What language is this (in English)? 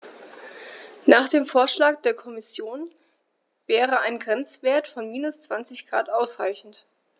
German